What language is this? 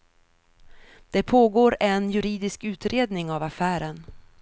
Swedish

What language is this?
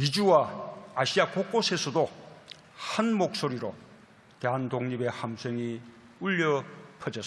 Korean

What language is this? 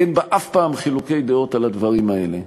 Hebrew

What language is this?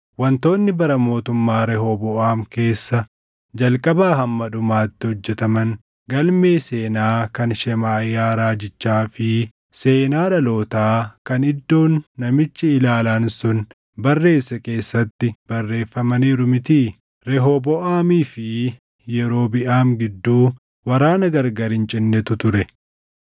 Oromo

